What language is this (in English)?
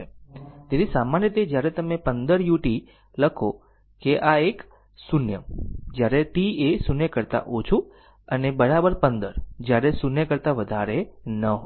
Gujarati